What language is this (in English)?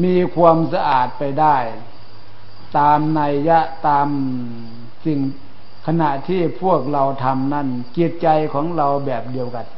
Thai